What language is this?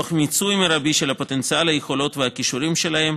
Hebrew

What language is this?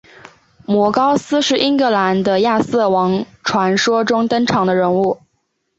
Chinese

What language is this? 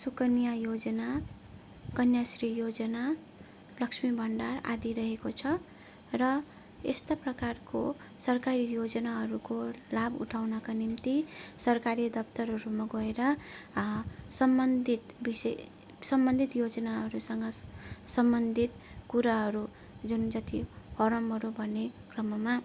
Nepali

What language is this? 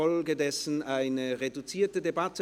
Swiss German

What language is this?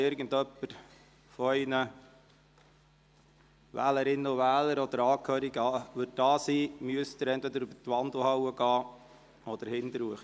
Swiss German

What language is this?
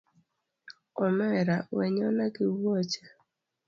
Luo (Kenya and Tanzania)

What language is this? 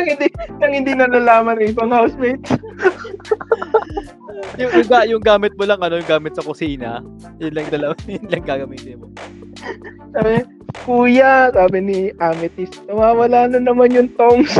Filipino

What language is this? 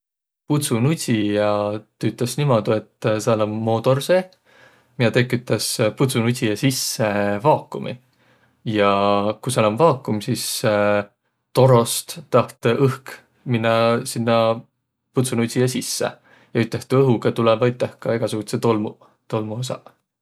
Võro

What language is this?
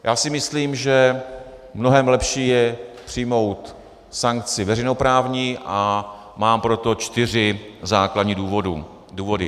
Czech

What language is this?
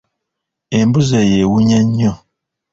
Ganda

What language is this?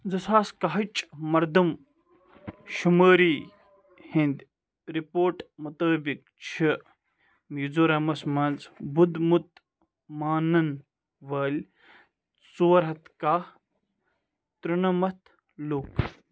Kashmiri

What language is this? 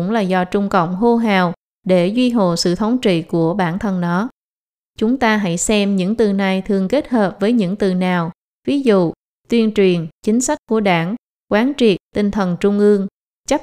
Vietnamese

